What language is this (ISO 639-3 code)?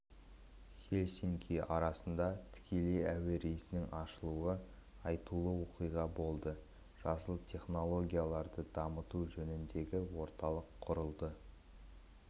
kaz